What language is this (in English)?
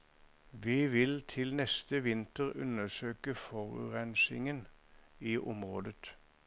Norwegian